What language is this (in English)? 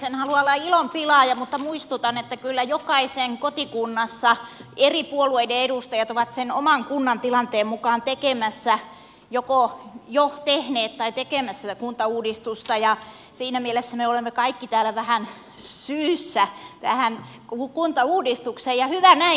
Finnish